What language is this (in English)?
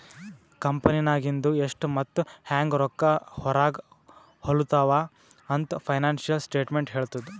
Kannada